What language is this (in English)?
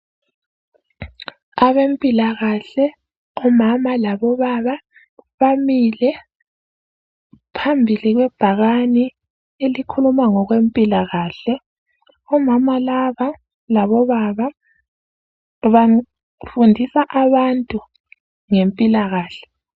North Ndebele